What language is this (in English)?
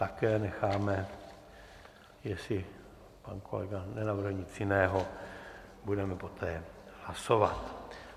Czech